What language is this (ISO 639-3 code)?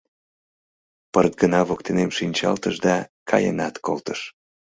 chm